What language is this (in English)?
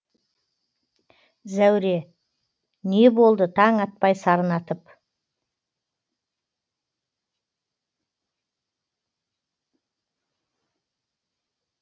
Kazakh